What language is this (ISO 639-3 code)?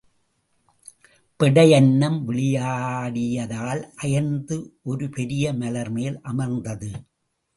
tam